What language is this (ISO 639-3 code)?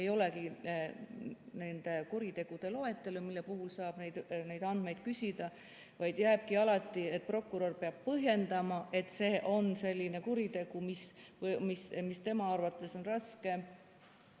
est